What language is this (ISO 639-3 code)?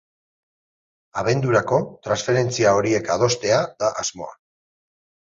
eus